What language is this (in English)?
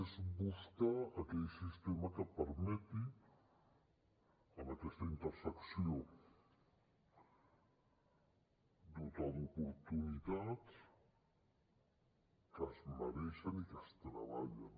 Catalan